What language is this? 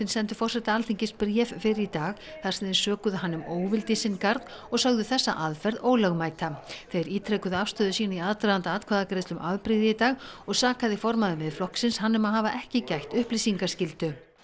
Icelandic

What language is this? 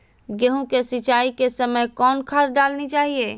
Magahi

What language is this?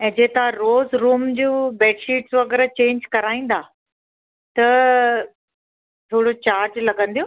Sindhi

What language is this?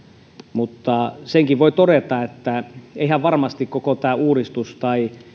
Finnish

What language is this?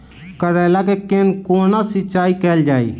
Maithili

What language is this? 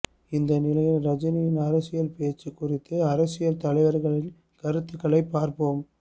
Tamil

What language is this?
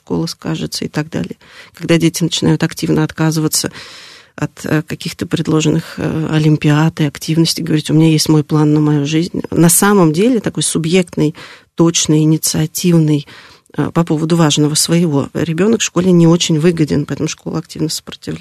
Russian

